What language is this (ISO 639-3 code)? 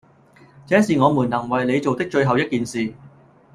yue